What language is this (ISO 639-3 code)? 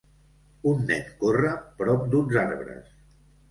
cat